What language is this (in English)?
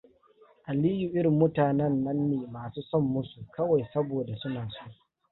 Hausa